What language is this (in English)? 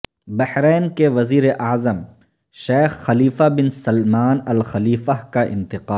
Urdu